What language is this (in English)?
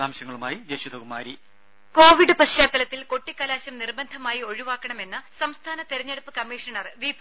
Malayalam